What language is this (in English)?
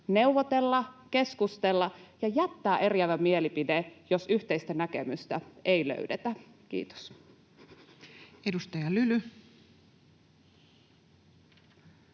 Finnish